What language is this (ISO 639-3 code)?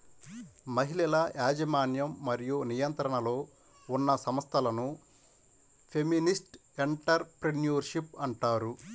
tel